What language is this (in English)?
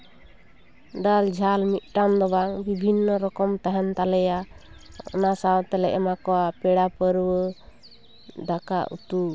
Santali